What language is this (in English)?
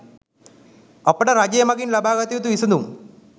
Sinhala